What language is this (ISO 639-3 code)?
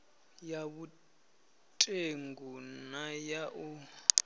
ven